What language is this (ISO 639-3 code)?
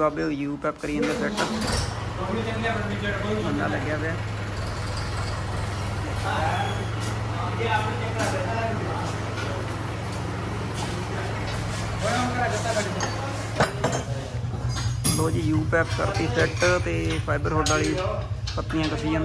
hin